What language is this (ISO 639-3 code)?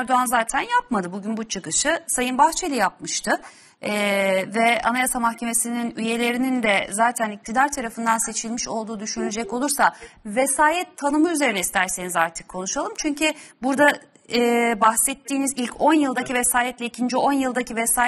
tur